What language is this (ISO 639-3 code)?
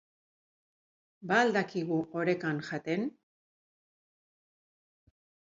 eus